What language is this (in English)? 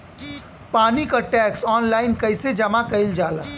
Bhojpuri